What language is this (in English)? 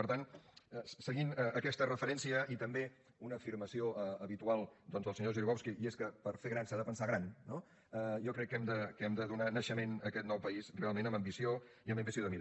Catalan